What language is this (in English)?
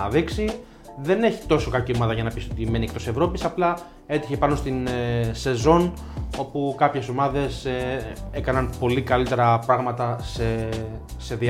Greek